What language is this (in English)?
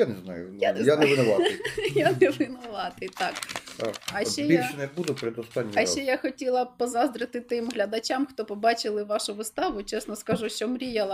Ukrainian